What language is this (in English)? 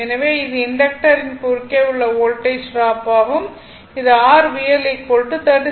Tamil